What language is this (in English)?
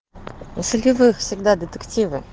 Russian